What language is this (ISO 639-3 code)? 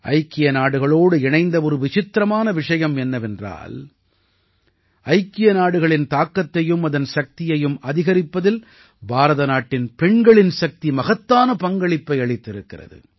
tam